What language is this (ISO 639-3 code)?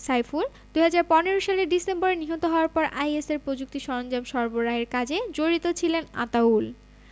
ben